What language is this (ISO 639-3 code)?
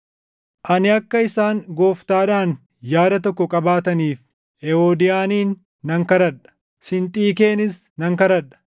orm